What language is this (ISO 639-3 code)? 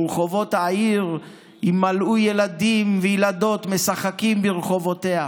heb